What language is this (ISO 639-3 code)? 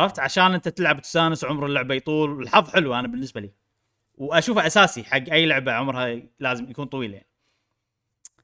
ara